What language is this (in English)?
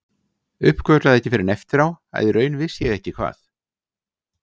Icelandic